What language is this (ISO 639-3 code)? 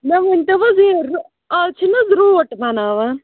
kas